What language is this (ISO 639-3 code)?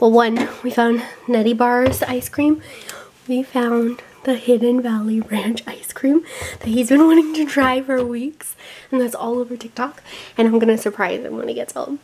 eng